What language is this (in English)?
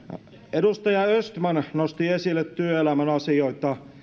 Finnish